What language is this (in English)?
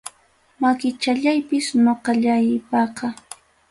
Ayacucho Quechua